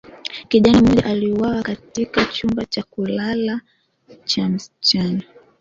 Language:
Swahili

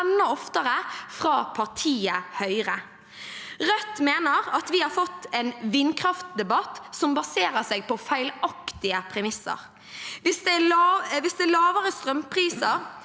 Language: Norwegian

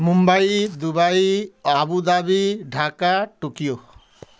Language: Odia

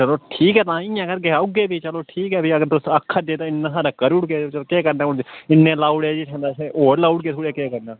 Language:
Dogri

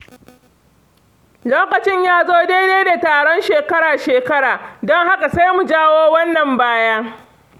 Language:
Hausa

